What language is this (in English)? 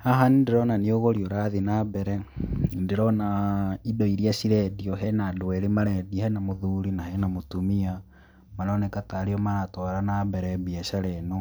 Kikuyu